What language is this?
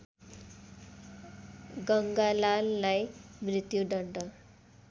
Nepali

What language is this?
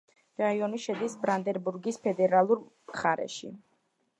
Georgian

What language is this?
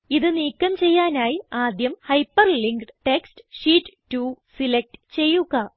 Malayalam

